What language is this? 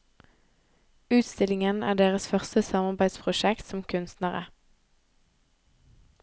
Norwegian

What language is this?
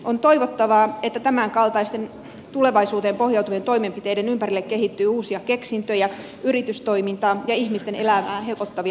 Finnish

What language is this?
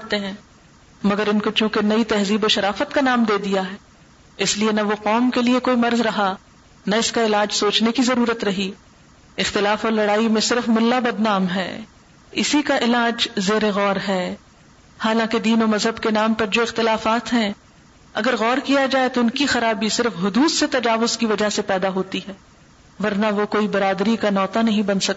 Urdu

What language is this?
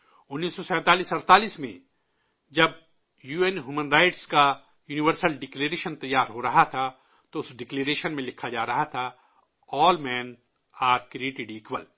Urdu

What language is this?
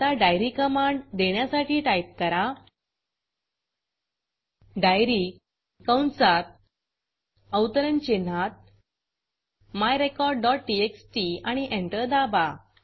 Marathi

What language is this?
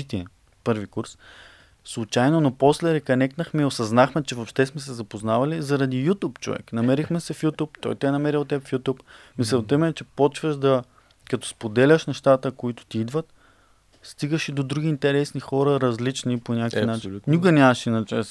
Bulgarian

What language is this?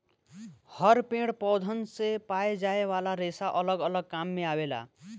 Bhojpuri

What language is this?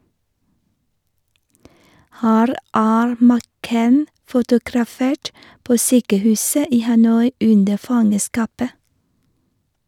Norwegian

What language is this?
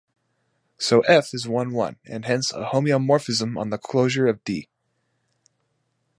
English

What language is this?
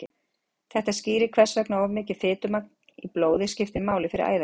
Icelandic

